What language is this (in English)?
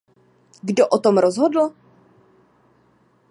Czech